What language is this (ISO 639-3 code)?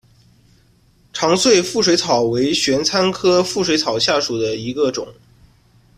zho